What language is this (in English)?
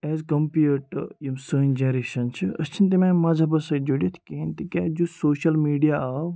Kashmiri